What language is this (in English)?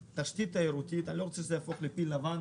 Hebrew